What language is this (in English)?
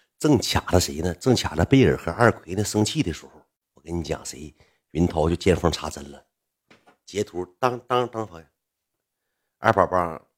Chinese